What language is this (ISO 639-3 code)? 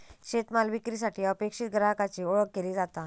mar